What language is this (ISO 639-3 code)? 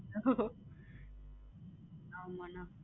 tam